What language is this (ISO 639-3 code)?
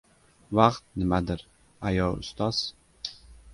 uzb